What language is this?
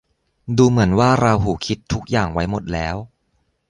Thai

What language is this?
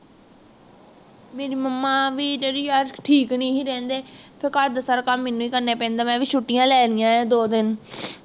Punjabi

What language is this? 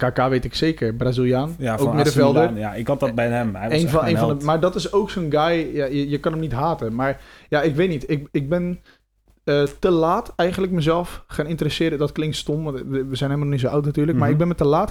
Dutch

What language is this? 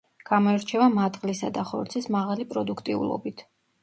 Georgian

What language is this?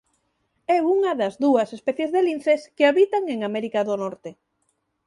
Galician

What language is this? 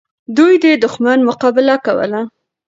Pashto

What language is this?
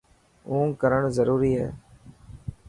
Dhatki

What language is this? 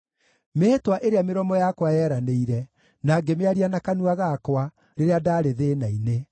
Kikuyu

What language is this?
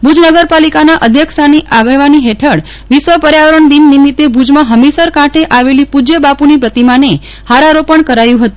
Gujarati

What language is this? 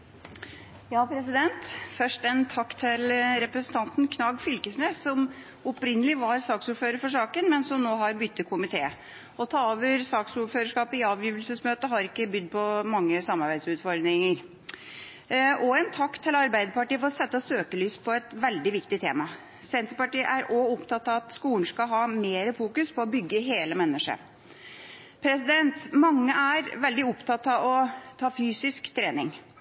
Norwegian Bokmål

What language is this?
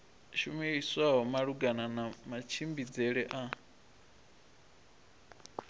Venda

